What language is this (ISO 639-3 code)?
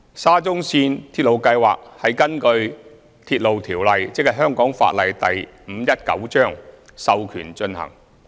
yue